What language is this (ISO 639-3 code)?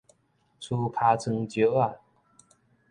nan